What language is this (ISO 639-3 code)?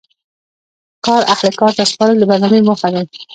pus